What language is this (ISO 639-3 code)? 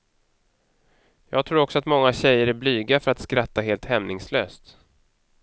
swe